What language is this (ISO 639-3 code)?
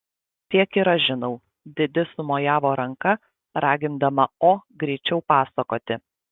lit